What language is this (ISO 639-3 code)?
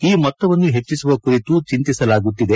kan